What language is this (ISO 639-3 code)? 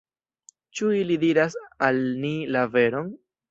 epo